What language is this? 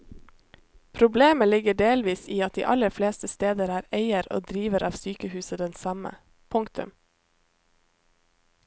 Norwegian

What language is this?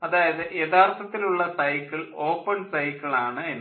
Malayalam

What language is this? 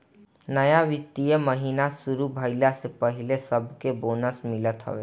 Bhojpuri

